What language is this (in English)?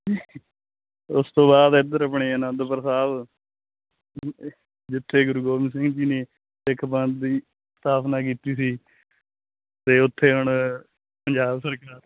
Punjabi